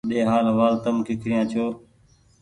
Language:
Goaria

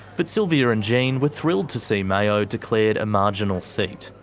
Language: English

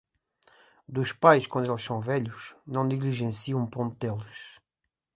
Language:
Portuguese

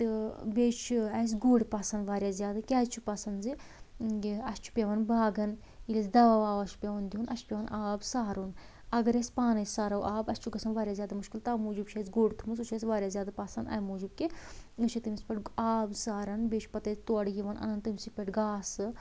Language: Kashmiri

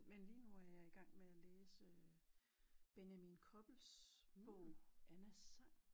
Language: Danish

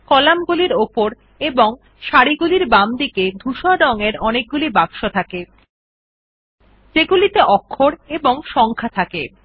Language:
Bangla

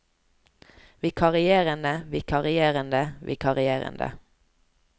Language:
Norwegian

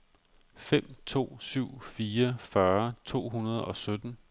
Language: Danish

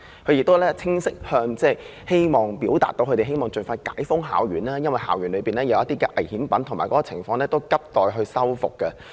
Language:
Cantonese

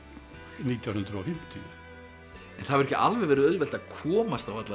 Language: Icelandic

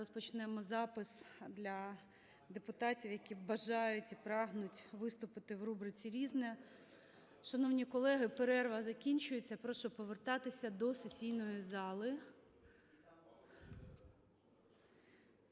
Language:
Ukrainian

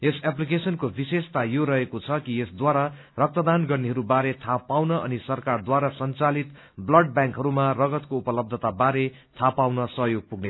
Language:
Nepali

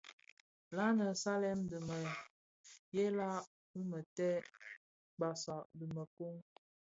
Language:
Bafia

